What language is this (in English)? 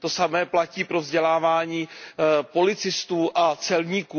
Czech